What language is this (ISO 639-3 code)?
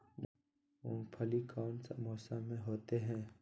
mag